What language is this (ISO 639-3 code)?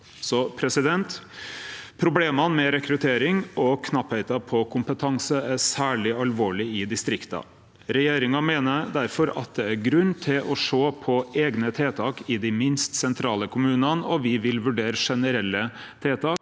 nor